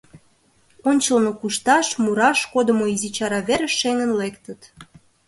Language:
Mari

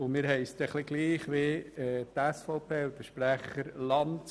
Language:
Swiss German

